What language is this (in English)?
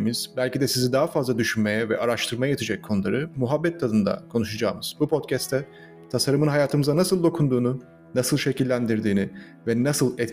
Turkish